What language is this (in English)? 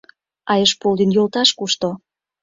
Mari